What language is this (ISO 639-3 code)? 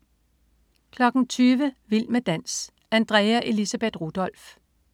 dan